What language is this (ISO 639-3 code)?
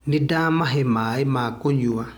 kik